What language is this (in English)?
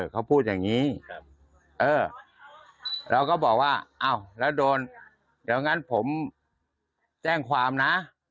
Thai